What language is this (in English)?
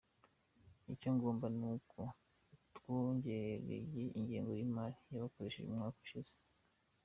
Kinyarwanda